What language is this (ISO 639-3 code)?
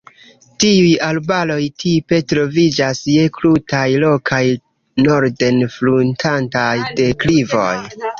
epo